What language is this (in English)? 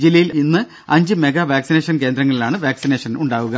Malayalam